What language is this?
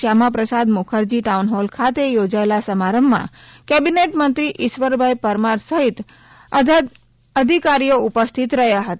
Gujarati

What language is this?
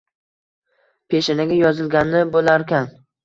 Uzbek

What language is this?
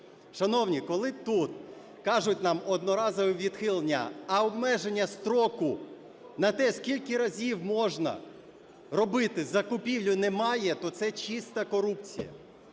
Ukrainian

